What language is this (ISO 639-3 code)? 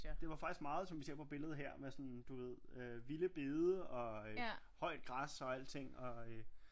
dan